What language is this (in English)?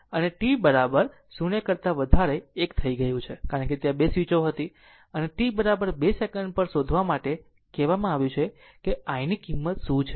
Gujarati